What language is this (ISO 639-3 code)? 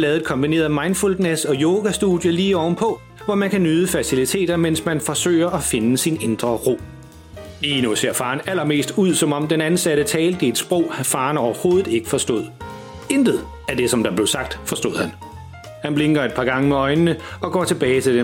dan